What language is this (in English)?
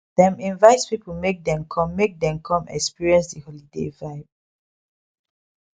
Nigerian Pidgin